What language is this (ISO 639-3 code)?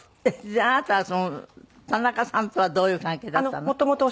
jpn